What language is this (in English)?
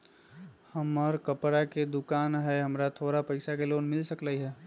Magahi